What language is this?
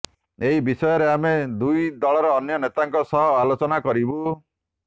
Odia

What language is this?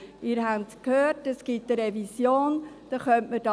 Swiss German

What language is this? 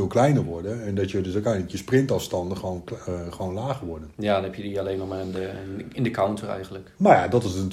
Dutch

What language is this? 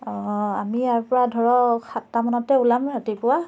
Assamese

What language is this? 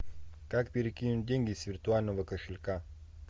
Russian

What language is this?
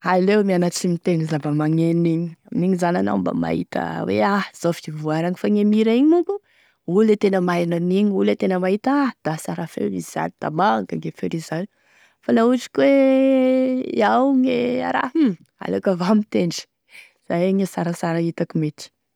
Tesaka Malagasy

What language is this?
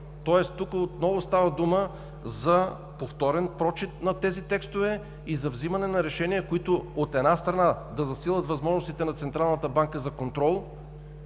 Bulgarian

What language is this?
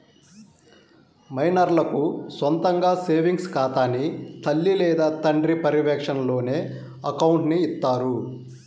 Telugu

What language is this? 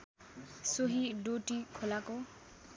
Nepali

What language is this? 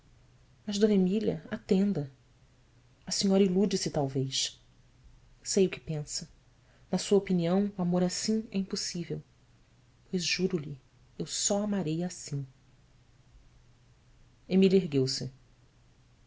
Portuguese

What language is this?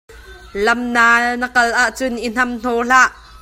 Hakha Chin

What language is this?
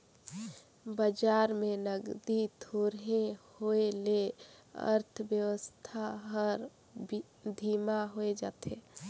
Chhattisgarhi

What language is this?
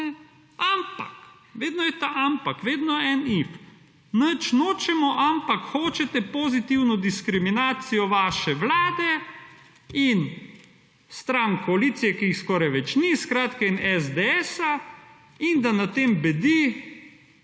Slovenian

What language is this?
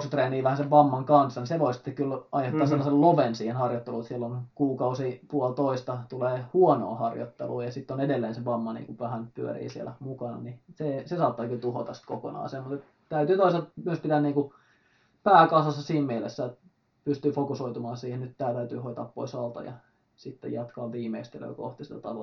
Finnish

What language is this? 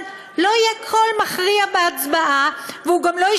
Hebrew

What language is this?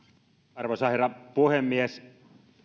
Finnish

